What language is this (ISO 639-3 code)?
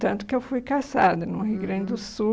por